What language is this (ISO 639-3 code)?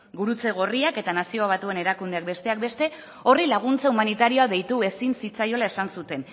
eus